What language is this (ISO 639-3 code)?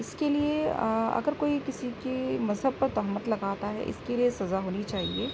urd